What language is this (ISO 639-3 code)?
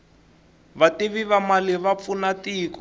tso